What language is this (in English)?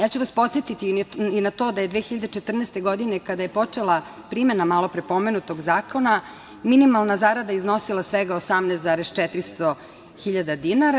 Serbian